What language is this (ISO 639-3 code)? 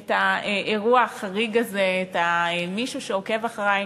heb